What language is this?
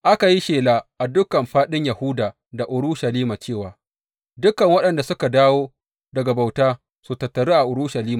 Hausa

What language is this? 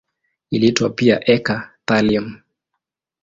Swahili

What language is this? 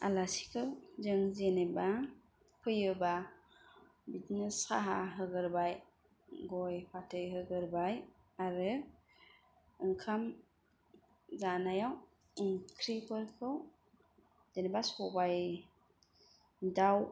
Bodo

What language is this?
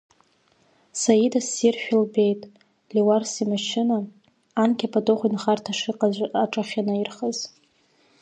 Abkhazian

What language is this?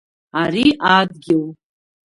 Abkhazian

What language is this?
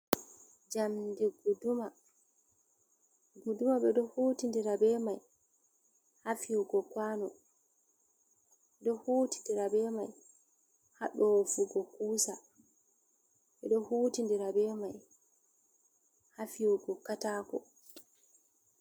Fula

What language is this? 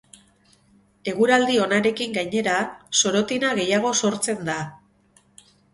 Basque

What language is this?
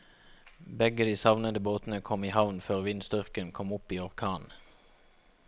Norwegian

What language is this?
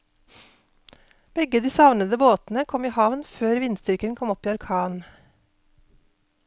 Norwegian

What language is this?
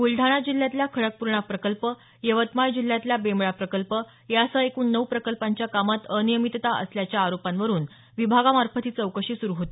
Marathi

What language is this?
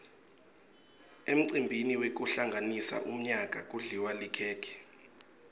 Swati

